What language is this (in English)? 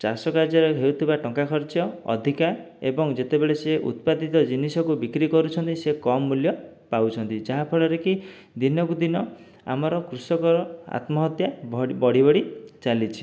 Odia